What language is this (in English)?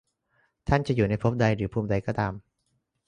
Thai